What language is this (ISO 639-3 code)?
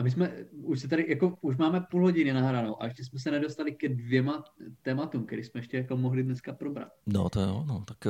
ces